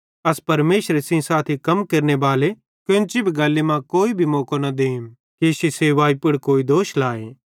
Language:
Bhadrawahi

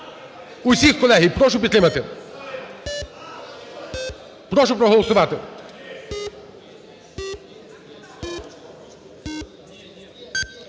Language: Ukrainian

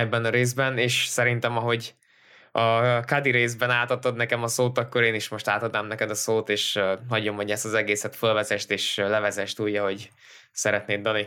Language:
Hungarian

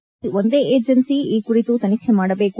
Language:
Kannada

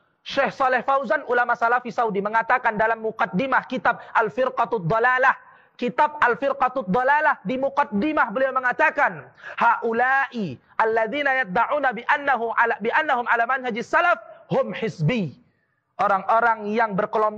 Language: Indonesian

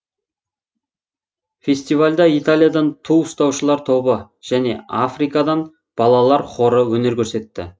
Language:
Kazakh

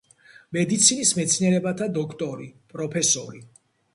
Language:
Georgian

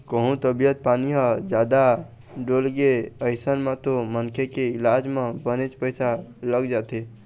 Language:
Chhattisgarhi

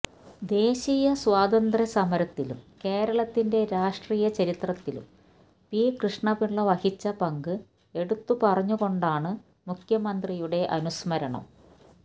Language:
Malayalam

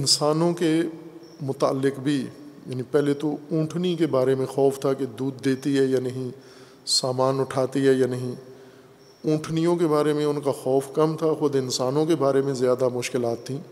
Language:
Urdu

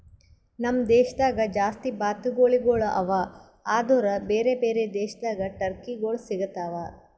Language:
Kannada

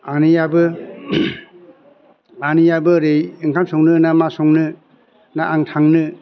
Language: Bodo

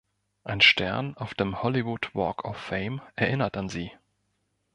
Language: German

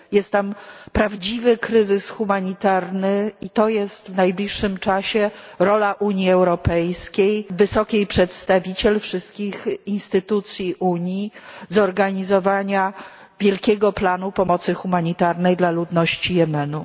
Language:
Polish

